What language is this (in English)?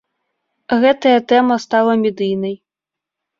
Belarusian